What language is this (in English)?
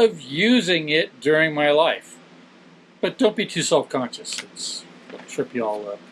English